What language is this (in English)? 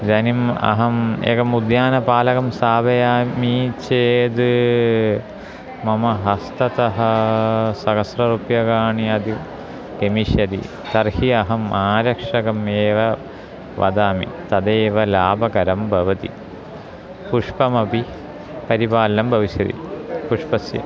Sanskrit